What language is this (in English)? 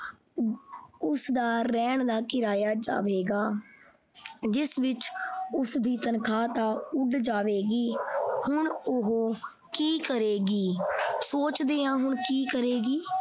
Punjabi